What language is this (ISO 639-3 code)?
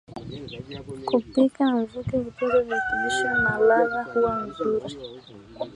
swa